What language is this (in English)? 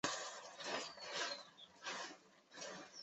Chinese